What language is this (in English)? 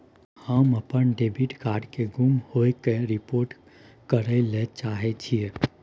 Maithili